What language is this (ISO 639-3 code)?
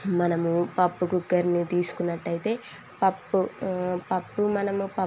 tel